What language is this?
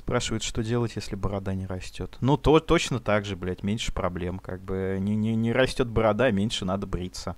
Russian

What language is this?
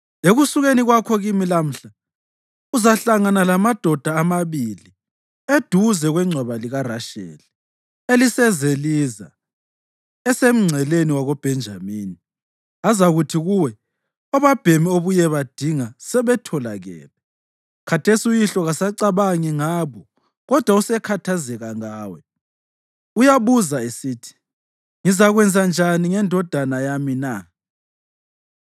North Ndebele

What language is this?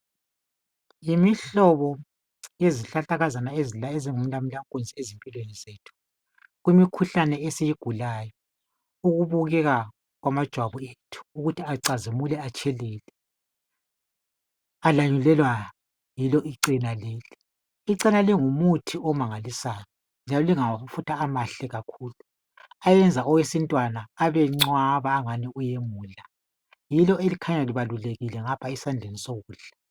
North Ndebele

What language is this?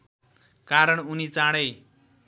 Nepali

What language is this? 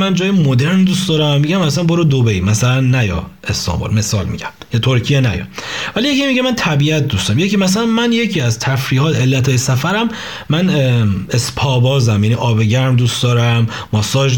Persian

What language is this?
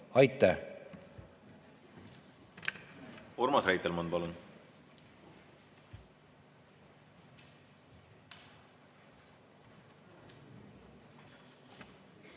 Estonian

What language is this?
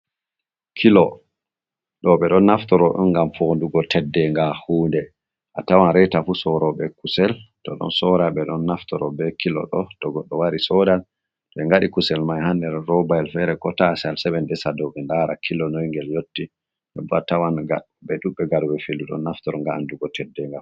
Fula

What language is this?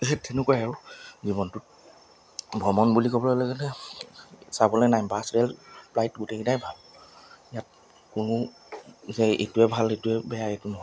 Assamese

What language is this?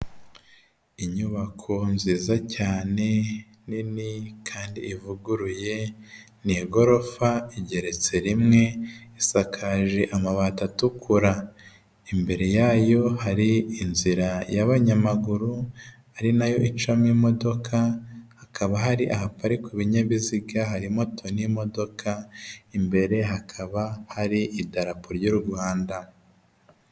Kinyarwanda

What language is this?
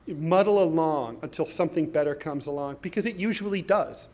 English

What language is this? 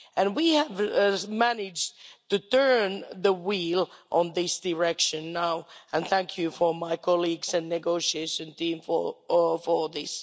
English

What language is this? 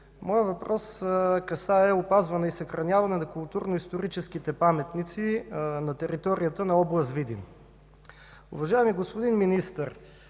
Bulgarian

